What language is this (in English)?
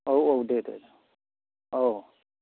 Bodo